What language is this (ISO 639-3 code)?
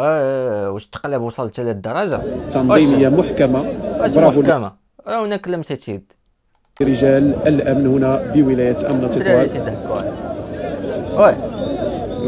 ara